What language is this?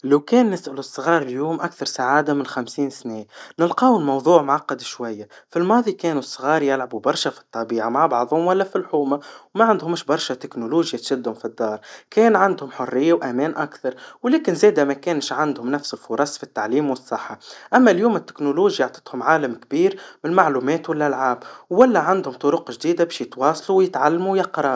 Tunisian Arabic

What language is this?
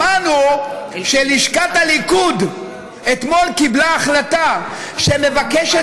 Hebrew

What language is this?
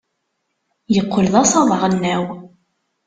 Kabyle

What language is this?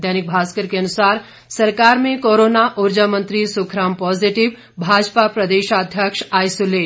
Hindi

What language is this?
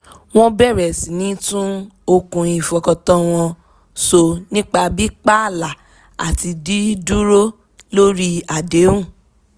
Yoruba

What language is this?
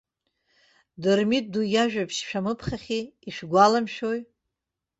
Abkhazian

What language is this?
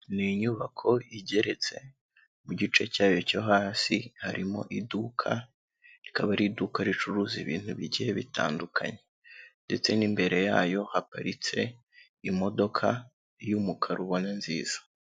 Kinyarwanda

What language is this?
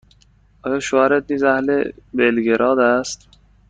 Persian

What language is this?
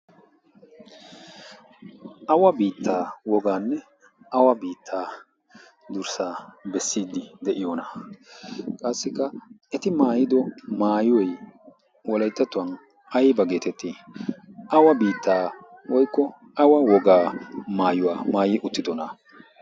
Wolaytta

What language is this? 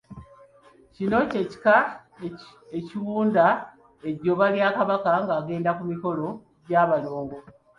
Ganda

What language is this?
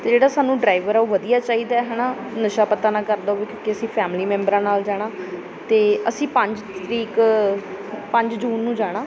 Punjabi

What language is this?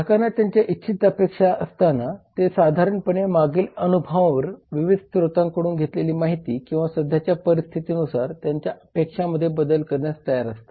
Marathi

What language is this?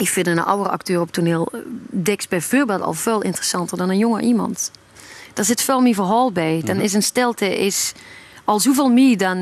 Dutch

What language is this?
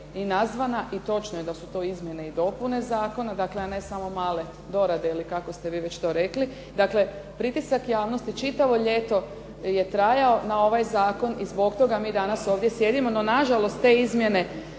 Croatian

